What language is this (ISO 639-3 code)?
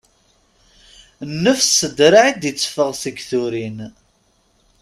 kab